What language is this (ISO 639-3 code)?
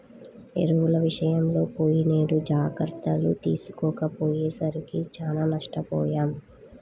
tel